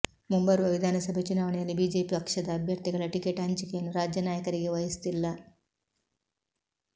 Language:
Kannada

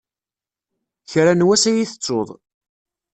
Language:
Kabyle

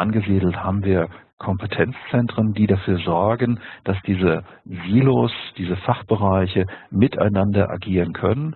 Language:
German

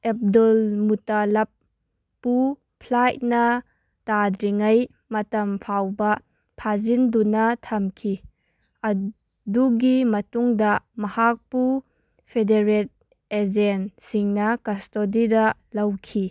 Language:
Manipuri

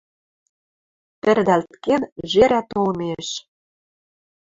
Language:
Western Mari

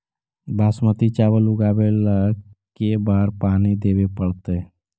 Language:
Magahi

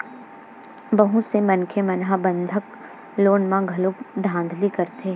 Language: Chhattisgarhi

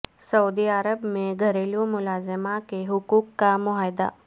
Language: Urdu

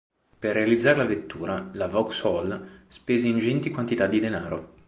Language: Italian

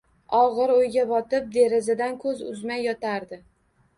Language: Uzbek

